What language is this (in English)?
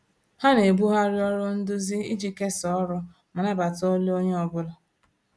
Igbo